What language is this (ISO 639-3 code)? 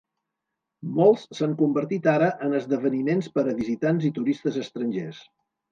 cat